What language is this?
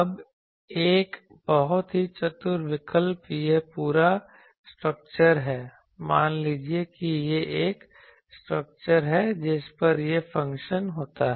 Hindi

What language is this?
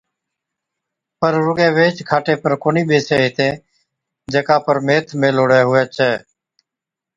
Od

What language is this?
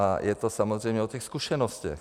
Czech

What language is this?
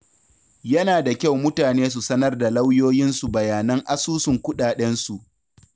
Hausa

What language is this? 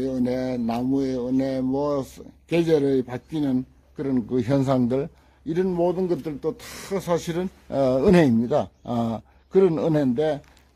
Korean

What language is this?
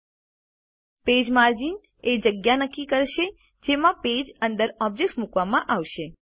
Gujarati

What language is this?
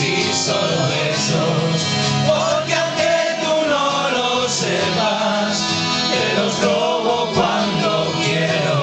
Romanian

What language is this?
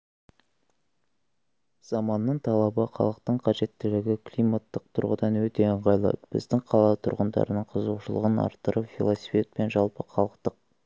Kazakh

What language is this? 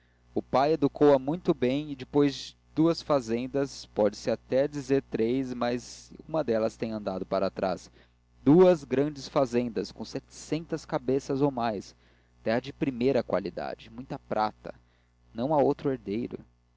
Portuguese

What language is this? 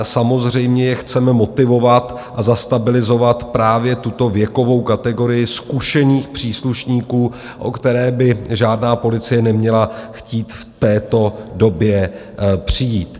Czech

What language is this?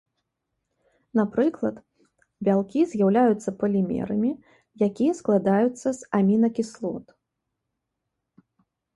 Belarusian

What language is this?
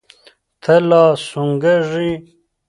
Pashto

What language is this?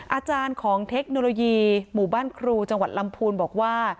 Thai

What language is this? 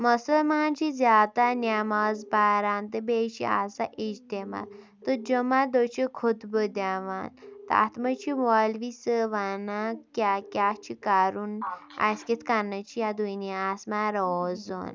Kashmiri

